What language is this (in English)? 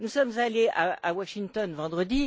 French